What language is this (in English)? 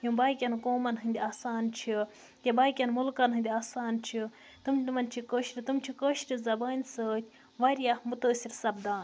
Kashmiri